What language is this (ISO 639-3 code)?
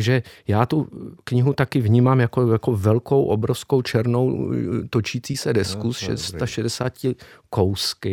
ces